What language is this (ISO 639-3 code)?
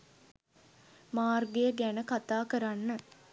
sin